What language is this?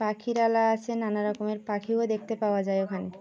Bangla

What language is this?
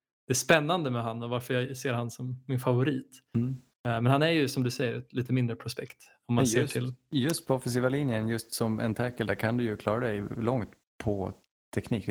Swedish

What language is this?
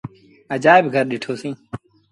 Sindhi Bhil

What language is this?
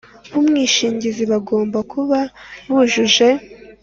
Kinyarwanda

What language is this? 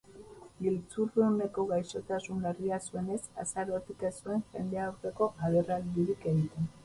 Basque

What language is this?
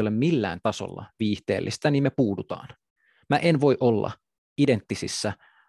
Finnish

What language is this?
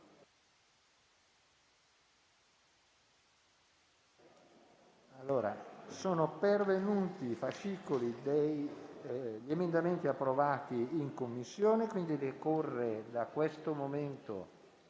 Italian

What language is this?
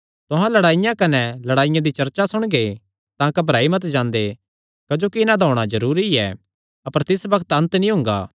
Kangri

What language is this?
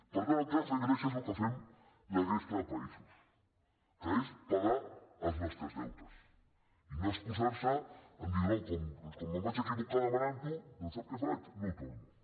Catalan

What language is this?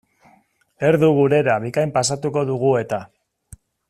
Basque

